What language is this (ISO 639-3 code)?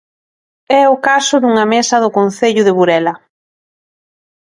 glg